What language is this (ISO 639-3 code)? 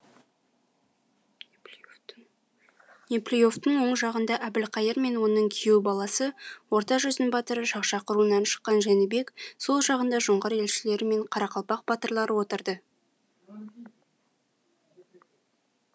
kaz